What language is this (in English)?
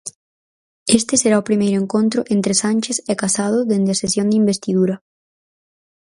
Galician